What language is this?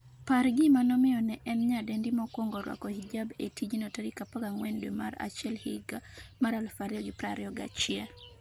Luo (Kenya and Tanzania)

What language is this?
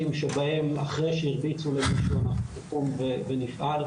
Hebrew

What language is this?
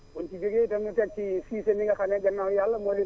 Wolof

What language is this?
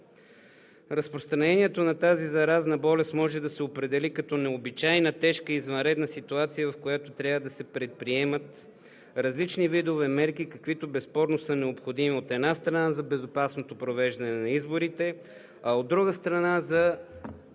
Bulgarian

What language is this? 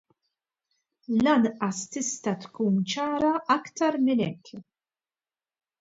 Maltese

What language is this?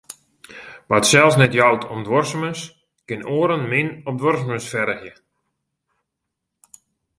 Western Frisian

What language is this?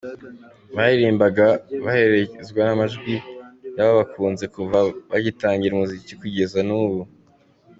Kinyarwanda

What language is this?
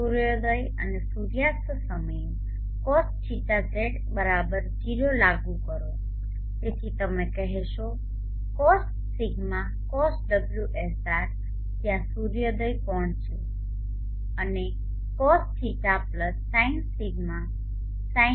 Gujarati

